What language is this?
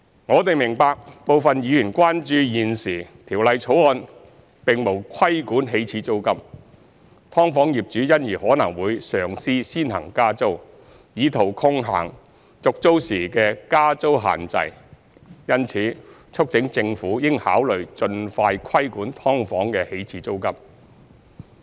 Cantonese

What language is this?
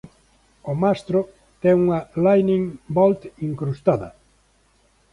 Galician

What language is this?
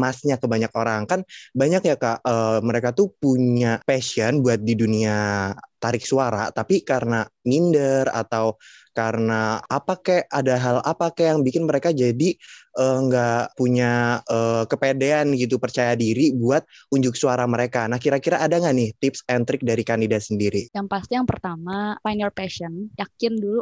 Indonesian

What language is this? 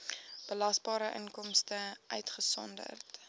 Afrikaans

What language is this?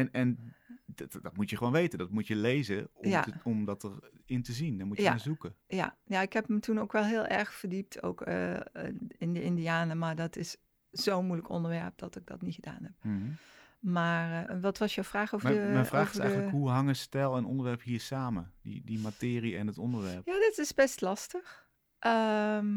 Dutch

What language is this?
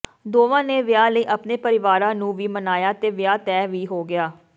Punjabi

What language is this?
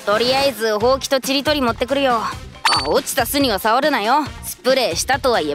Japanese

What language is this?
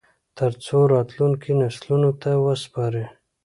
Pashto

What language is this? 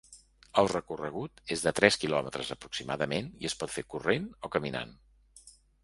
Catalan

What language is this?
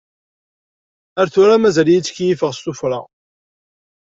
Kabyle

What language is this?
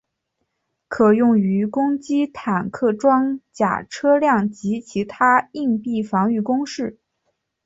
Chinese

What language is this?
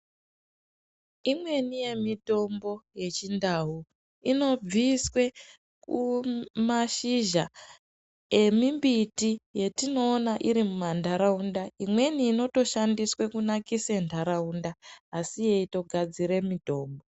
Ndau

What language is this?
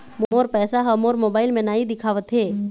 Chhattisgarhi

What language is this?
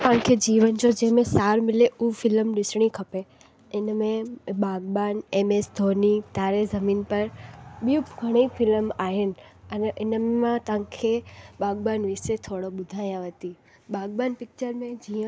Sindhi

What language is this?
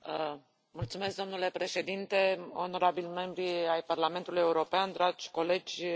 Romanian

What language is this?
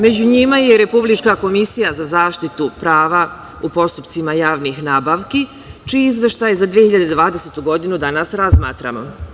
Serbian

